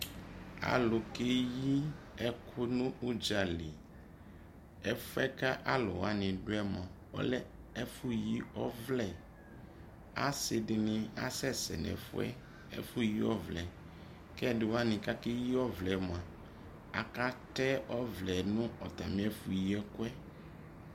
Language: Ikposo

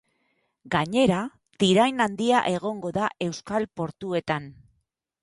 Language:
Basque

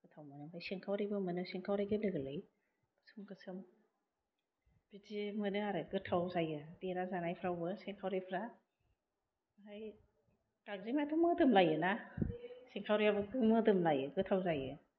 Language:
Bodo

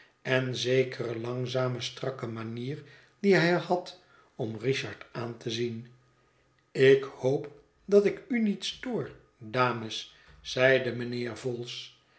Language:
Dutch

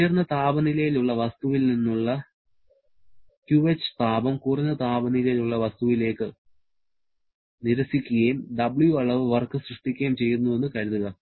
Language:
Malayalam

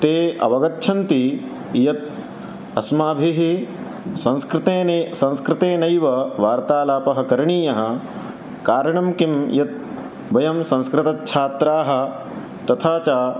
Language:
Sanskrit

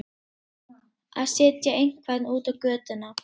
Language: Icelandic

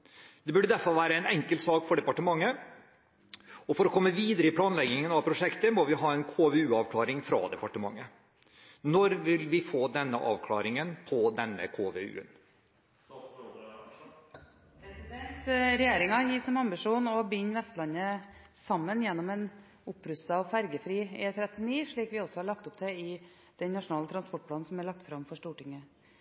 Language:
Norwegian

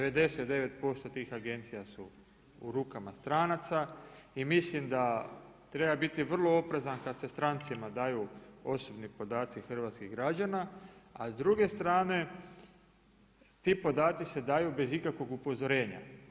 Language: Croatian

